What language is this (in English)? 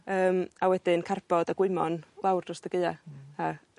Welsh